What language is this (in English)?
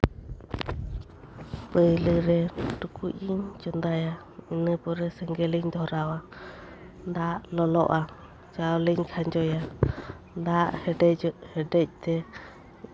Santali